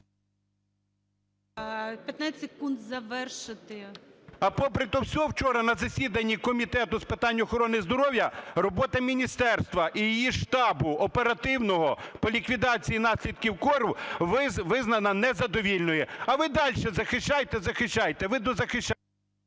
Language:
Ukrainian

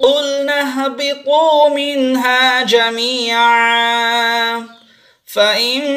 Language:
Indonesian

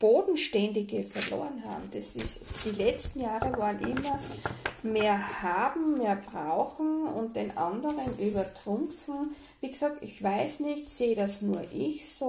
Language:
German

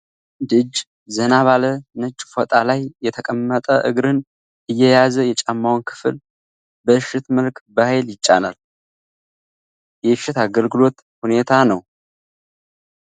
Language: Amharic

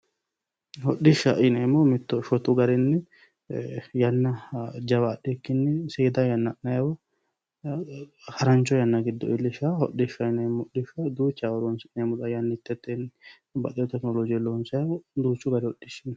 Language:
Sidamo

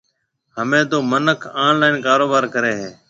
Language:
Marwari (Pakistan)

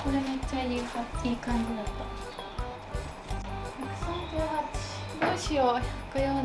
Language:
Japanese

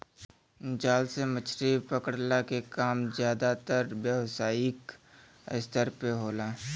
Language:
Bhojpuri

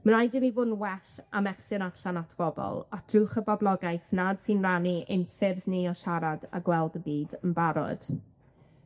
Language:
Welsh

